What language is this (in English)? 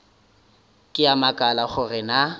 Northern Sotho